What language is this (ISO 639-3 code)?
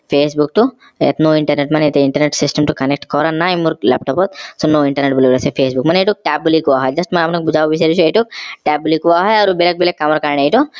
asm